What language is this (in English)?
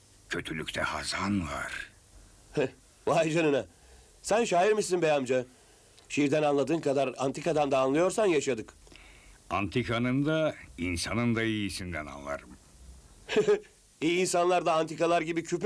Turkish